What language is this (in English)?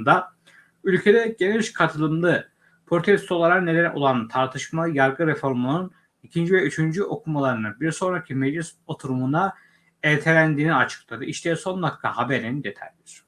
Turkish